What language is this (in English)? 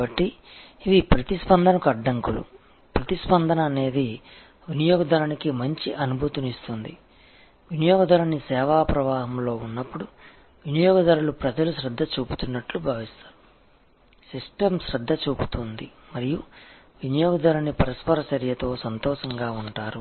Telugu